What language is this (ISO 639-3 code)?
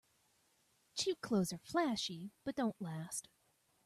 eng